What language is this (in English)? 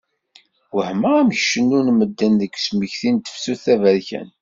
Kabyle